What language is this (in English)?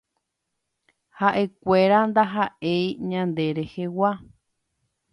Guarani